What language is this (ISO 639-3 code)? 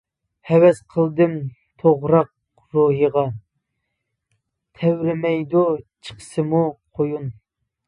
uig